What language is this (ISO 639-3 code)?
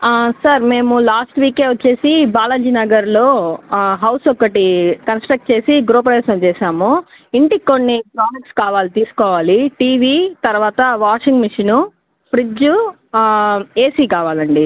tel